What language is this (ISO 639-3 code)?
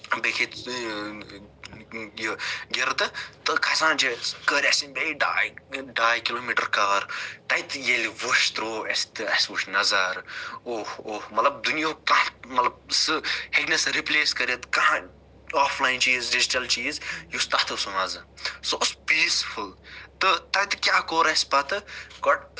kas